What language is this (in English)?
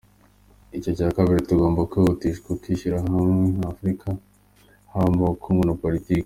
Kinyarwanda